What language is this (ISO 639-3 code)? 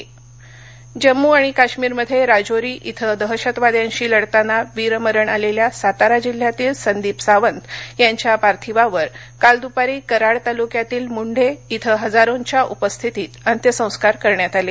mar